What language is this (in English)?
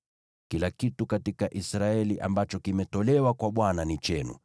Swahili